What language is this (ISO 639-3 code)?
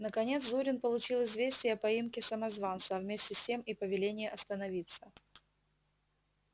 rus